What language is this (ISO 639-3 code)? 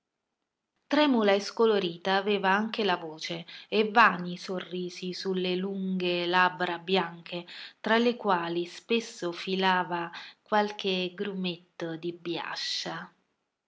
ita